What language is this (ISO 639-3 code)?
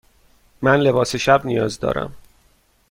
fas